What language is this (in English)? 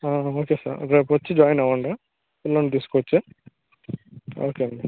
Telugu